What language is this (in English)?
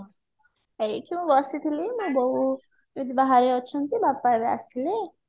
Odia